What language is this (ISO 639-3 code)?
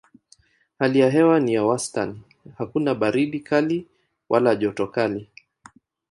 swa